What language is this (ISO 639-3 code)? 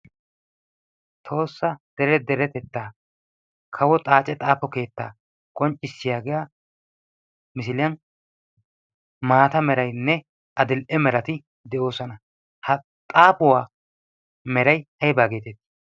wal